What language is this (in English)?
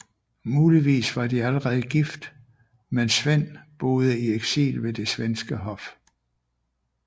Danish